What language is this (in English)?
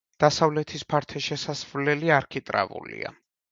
Georgian